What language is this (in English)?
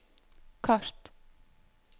Norwegian